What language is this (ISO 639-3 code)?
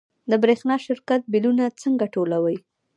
pus